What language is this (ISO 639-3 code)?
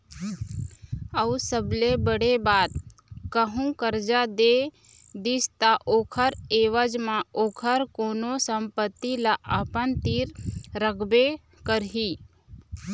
hne